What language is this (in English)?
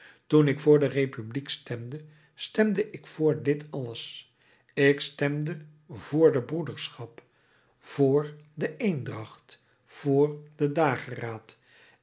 Dutch